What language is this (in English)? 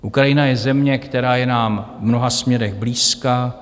Czech